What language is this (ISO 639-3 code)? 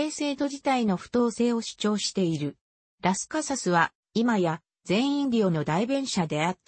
jpn